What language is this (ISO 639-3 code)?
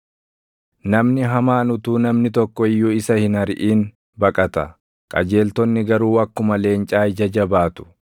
orm